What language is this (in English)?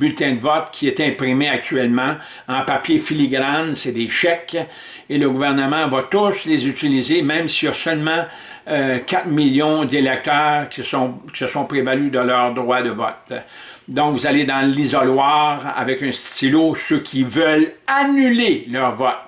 French